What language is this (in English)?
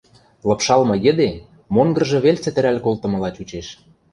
Western Mari